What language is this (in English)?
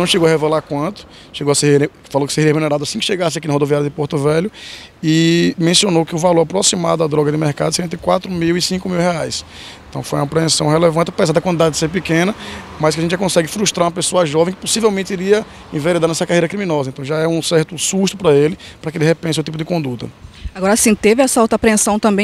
Portuguese